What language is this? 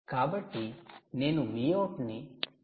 Telugu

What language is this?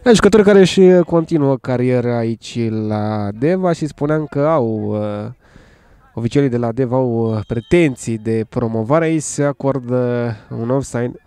Romanian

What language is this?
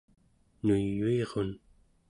Central Yupik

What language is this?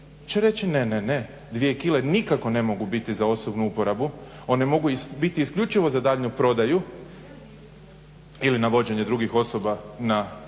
Croatian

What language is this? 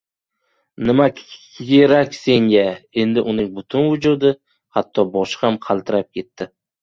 Uzbek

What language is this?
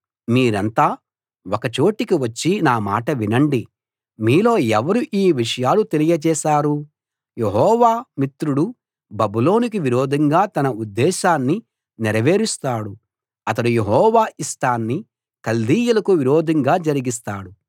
Telugu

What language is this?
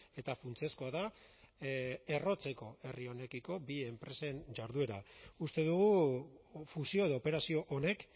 Basque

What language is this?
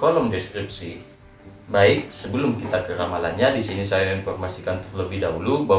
Indonesian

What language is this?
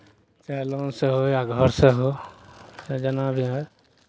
Maithili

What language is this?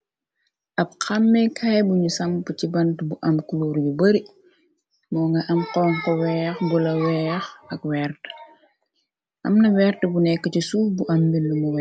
Wolof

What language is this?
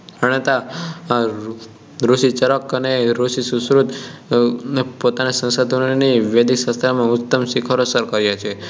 Gujarati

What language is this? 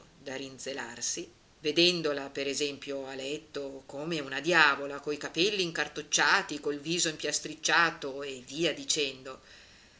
Italian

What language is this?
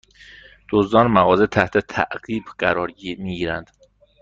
Persian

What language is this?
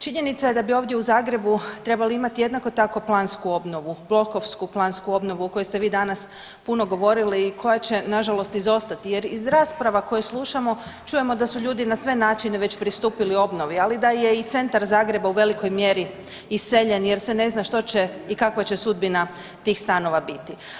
Croatian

